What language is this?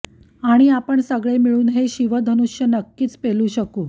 Marathi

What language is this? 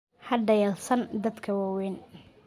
Somali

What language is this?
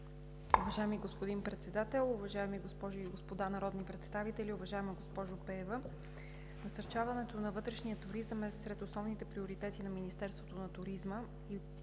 Bulgarian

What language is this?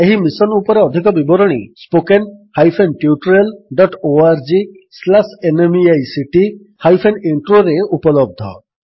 Odia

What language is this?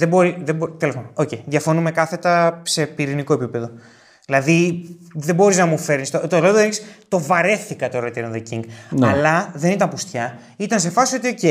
Greek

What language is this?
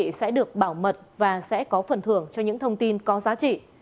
Vietnamese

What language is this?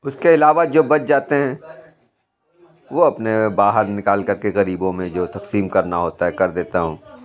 Urdu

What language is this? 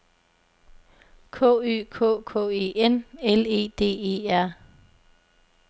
Danish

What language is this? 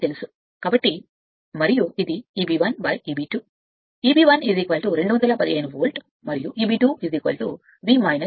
Telugu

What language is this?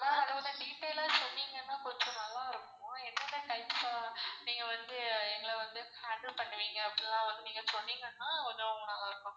Tamil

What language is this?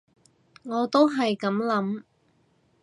Cantonese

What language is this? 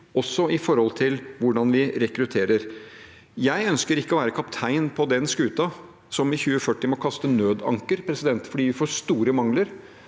Norwegian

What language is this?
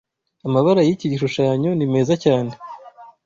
Kinyarwanda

